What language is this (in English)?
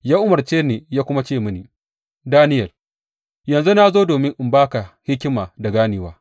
Hausa